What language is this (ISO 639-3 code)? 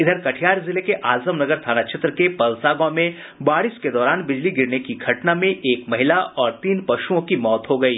hin